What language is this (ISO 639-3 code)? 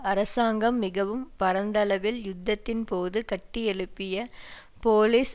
tam